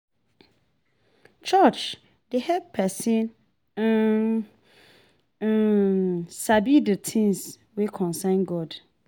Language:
Nigerian Pidgin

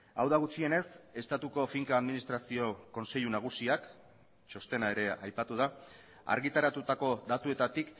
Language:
Basque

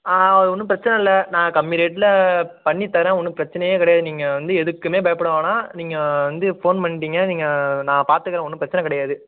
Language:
Tamil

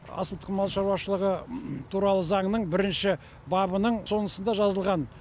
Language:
Kazakh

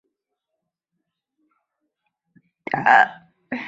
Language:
Chinese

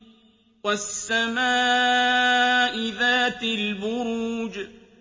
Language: Arabic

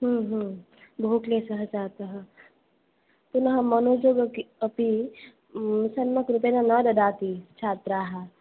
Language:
Sanskrit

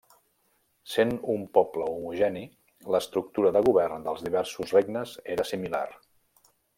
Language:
Catalan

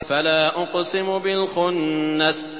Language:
Arabic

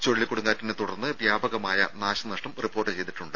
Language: Malayalam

